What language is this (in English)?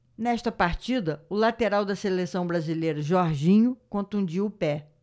Portuguese